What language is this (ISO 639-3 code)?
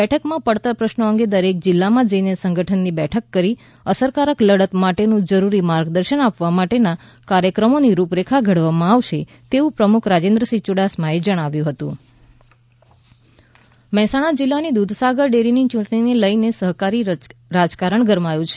guj